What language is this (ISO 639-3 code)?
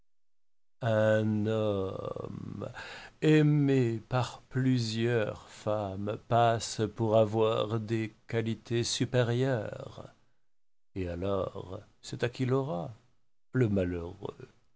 fra